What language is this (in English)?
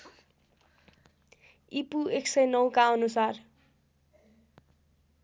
Nepali